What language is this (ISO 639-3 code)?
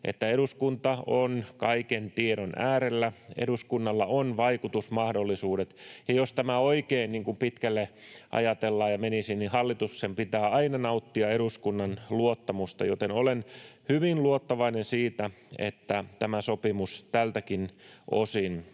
fin